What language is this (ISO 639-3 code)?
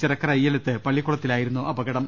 mal